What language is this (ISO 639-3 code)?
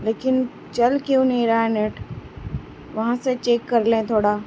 urd